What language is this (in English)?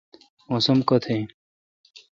Kalkoti